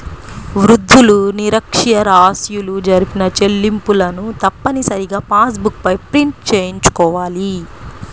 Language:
Telugu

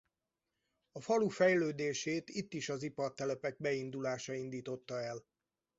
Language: Hungarian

